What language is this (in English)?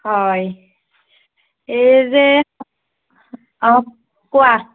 Assamese